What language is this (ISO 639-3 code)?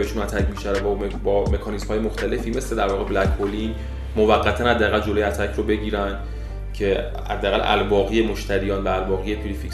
fas